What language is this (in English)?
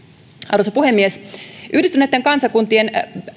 Finnish